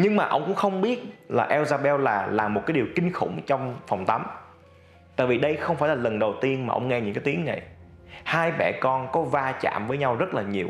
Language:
Vietnamese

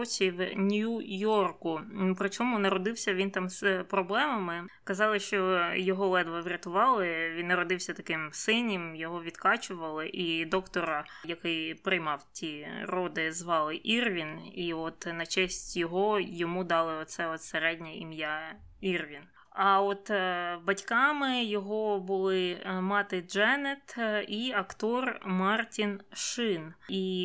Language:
Ukrainian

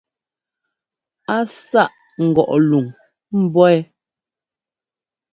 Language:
Ngomba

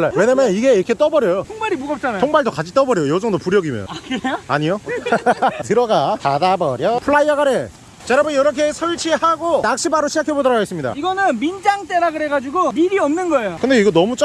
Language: Korean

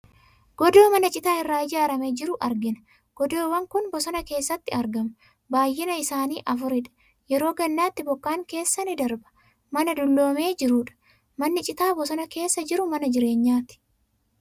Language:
Oromo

